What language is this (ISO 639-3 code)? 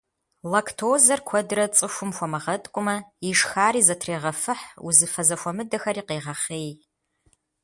kbd